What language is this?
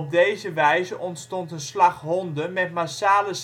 Dutch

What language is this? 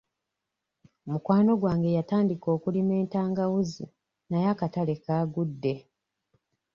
Ganda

